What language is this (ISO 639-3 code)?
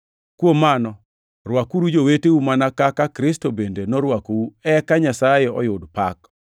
luo